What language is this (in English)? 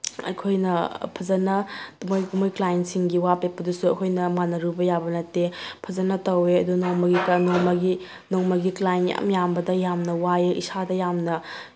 Manipuri